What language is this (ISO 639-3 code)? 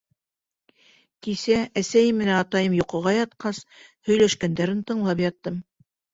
bak